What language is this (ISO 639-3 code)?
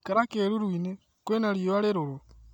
kik